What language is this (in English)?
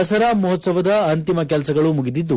Kannada